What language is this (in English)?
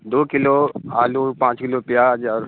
Urdu